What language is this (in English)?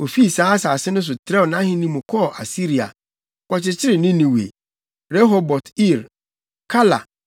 Akan